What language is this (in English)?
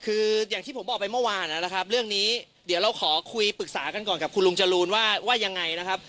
Thai